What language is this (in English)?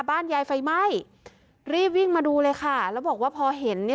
Thai